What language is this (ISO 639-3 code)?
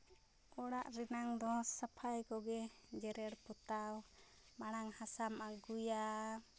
sat